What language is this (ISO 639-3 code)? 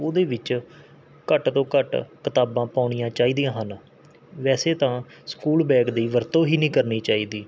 pan